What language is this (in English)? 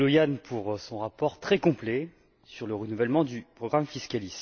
French